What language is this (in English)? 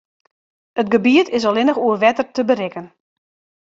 Western Frisian